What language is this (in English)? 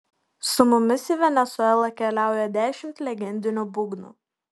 Lithuanian